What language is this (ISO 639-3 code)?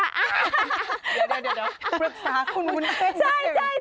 tha